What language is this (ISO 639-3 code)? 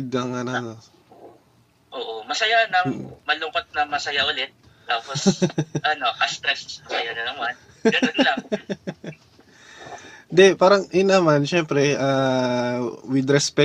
fil